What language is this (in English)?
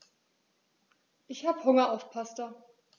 German